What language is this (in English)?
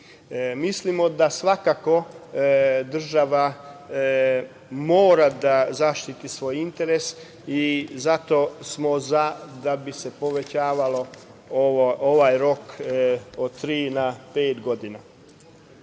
Serbian